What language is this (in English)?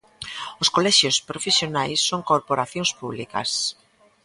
Galician